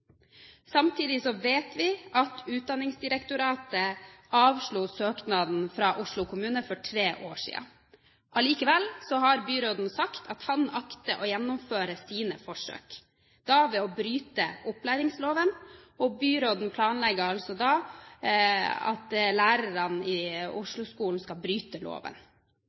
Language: Norwegian Bokmål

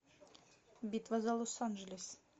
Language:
Russian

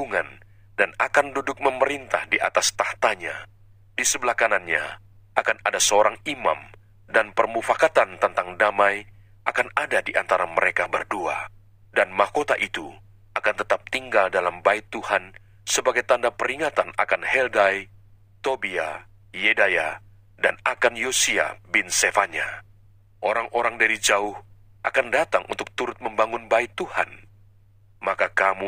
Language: Indonesian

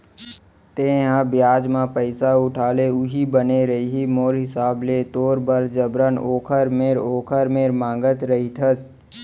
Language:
Chhattisgarhi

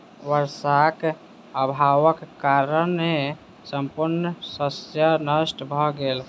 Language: Maithili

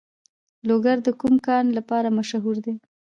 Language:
Pashto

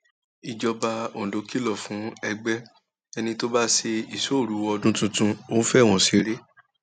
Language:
Yoruba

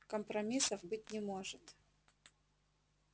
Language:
Russian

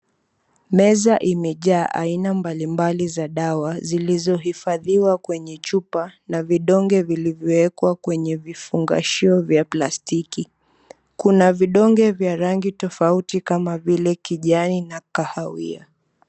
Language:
Swahili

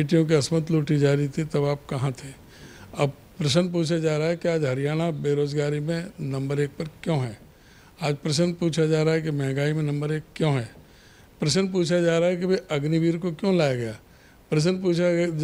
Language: Hindi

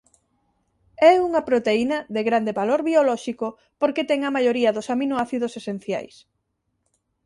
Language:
Galician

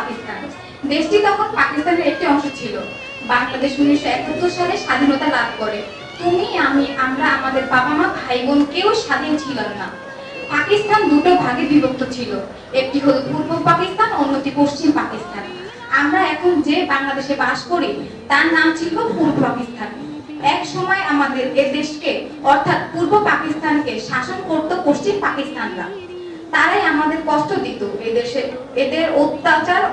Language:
Turkish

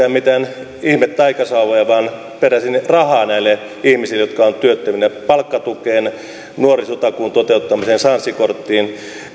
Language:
Finnish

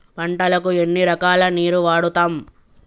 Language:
Telugu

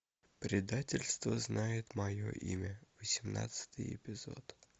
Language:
Russian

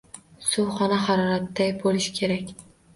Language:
Uzbek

